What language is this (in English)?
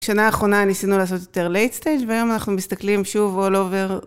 Hebrew